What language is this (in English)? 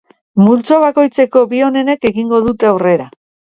Basque